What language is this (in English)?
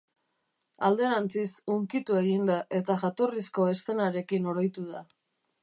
Basque